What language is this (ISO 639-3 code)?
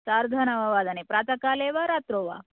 san